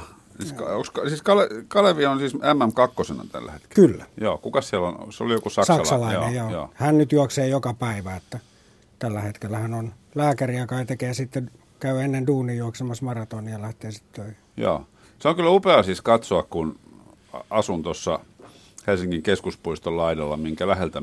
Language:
Finnish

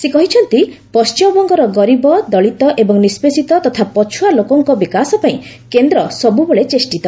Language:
Odia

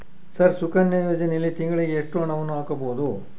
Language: Kannada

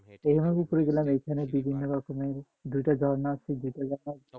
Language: Bangla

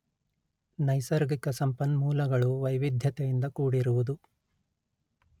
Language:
Kannada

